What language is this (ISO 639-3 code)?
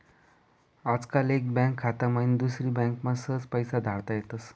mar